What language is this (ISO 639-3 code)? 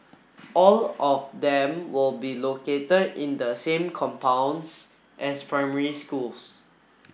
eng